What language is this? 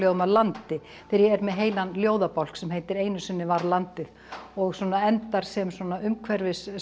Icelandic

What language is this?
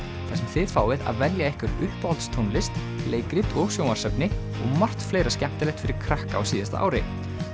Icelandic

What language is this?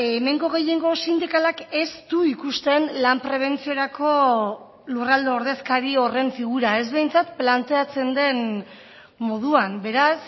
Basque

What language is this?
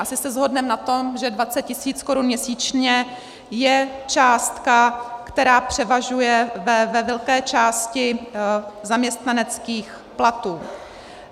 Czech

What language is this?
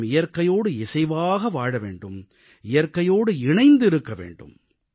Tamil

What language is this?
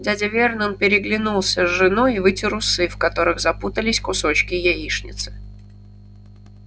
Russian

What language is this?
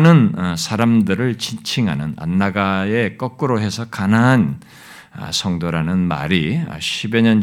Korean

